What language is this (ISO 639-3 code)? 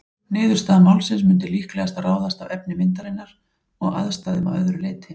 isl